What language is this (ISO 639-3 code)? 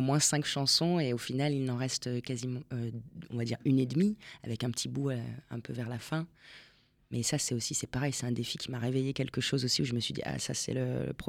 fra